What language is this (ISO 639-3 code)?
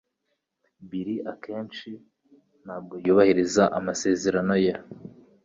kin